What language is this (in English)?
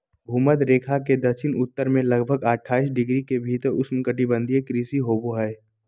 Magahi